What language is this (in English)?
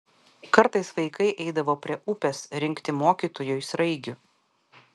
Lithuanian